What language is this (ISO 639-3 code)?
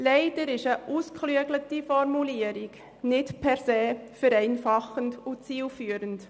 gsw